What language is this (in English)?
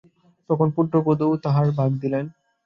Bangla